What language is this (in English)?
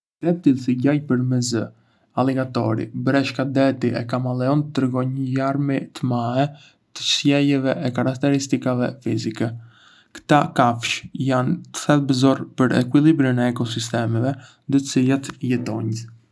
Arbëreshë Albanian